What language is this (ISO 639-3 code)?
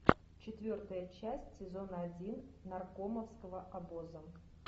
rus